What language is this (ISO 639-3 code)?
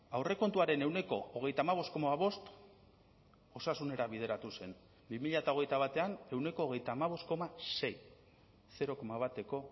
eus